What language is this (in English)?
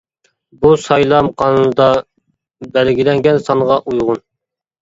Uyghur